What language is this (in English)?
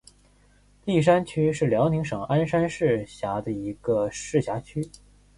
Chinese